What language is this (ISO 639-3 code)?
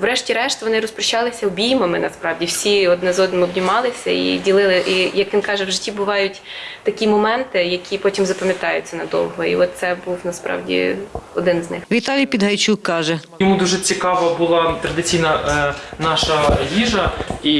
ukr